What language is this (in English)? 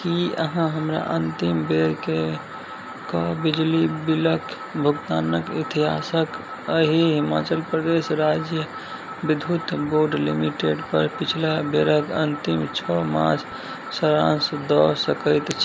Maithili